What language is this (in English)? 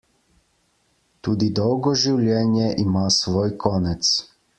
Slovenian